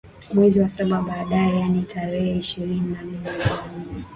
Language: Swahili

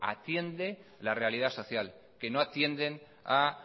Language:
Spanish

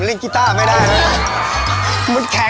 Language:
Thai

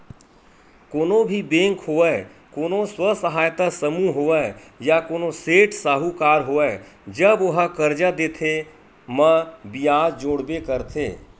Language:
Chhattisgarhi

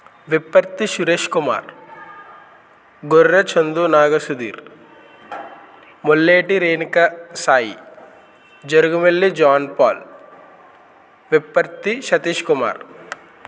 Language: Telugu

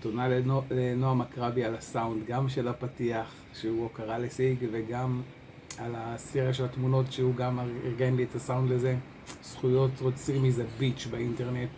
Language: Hebrew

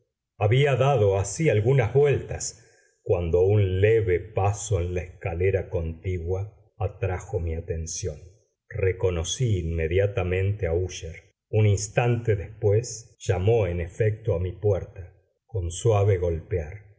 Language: Spanish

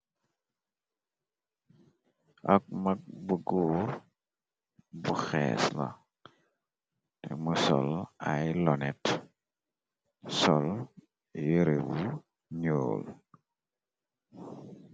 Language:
Wolof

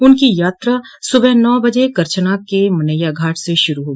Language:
Hindi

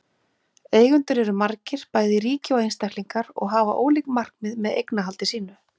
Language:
Icelandic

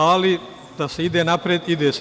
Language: Serbian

